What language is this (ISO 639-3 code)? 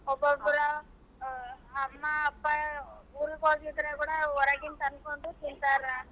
kan